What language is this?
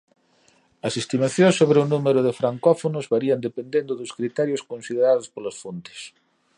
Galician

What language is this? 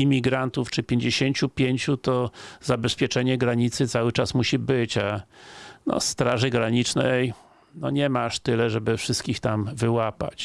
Polish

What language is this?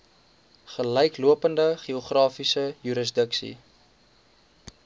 Afrikaans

